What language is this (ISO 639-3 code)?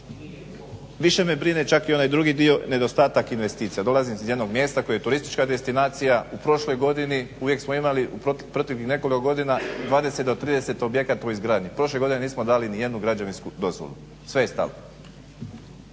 hrv